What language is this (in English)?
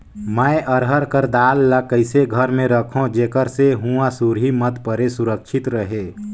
Chhattisgarhi